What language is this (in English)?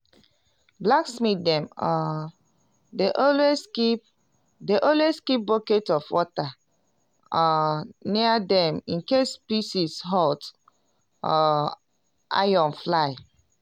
Nigerian Pidgin